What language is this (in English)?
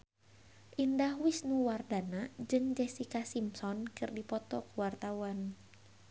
Sundanese